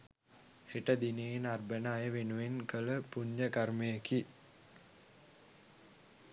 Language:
Sinhala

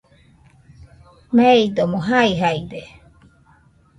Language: Nüpode Huitoto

